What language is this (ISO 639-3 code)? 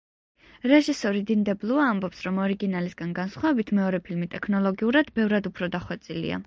kat